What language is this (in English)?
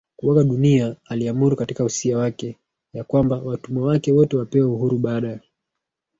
Swahili